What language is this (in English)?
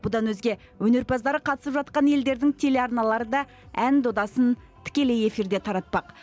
Kazakh